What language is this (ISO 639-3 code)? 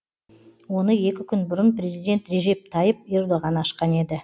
kaz